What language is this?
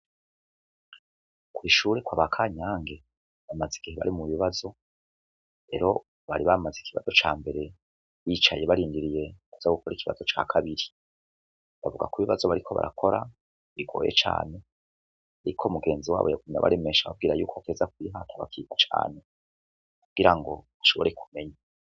Rundi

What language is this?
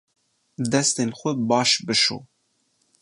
Kurdish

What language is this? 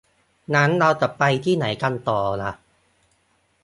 Thai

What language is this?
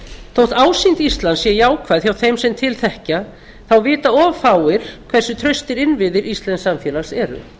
Icelandic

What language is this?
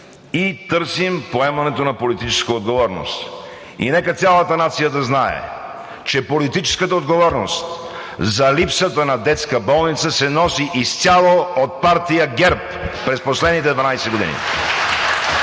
Bulgarian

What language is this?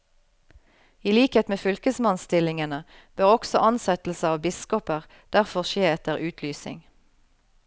Norwegian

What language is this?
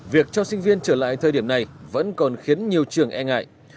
Vietnamese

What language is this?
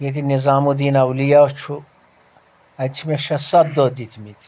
Kashmiri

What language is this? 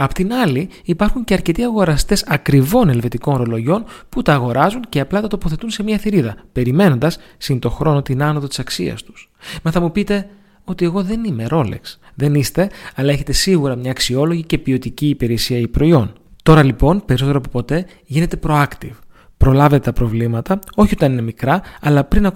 Greek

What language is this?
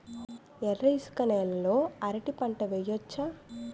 Telugu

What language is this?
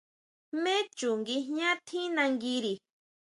Huautla Mazatec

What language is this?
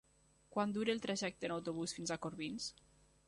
Catalan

